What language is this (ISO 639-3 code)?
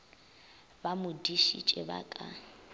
nso